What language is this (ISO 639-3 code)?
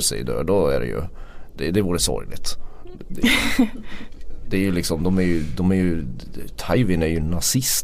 swe